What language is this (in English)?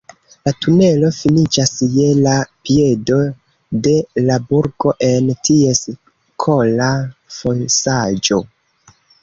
Esperanto